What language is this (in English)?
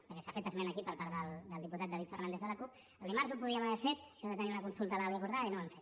Catalan